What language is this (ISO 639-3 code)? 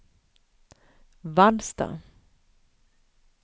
swe